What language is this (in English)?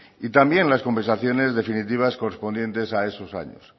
Spanish